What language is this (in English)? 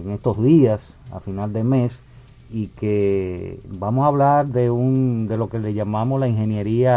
Spanish